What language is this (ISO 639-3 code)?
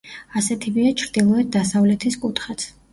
kat